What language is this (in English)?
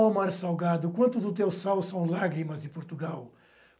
Portuguese